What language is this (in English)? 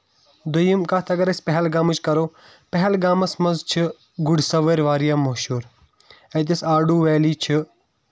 Kashmiri